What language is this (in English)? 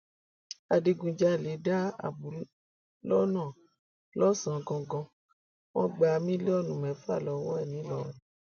Yoruba